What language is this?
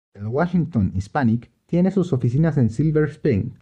Spanish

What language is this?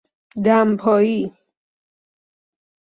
Persian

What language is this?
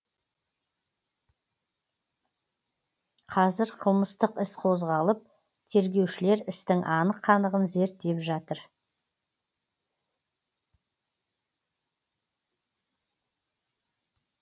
Kazakh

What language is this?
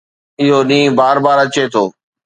Sindhi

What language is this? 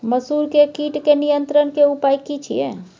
Maithili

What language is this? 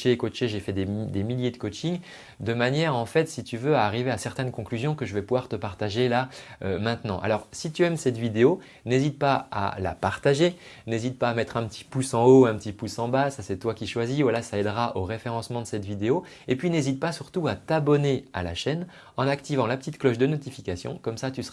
French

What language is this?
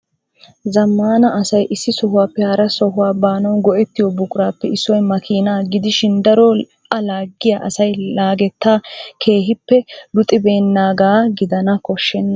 Wolaytta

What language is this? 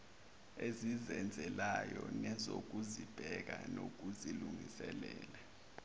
Zulu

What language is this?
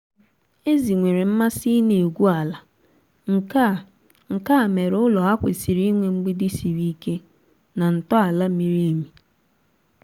Igbo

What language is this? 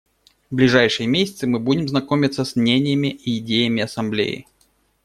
Russian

